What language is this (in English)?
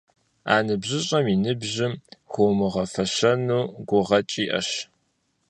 Kabardian